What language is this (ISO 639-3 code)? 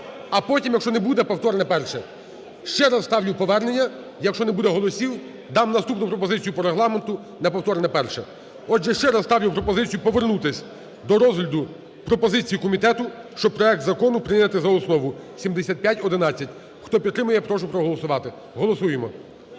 ukr